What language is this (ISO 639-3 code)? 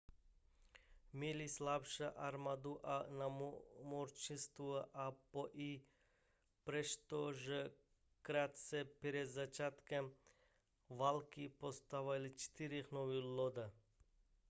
ces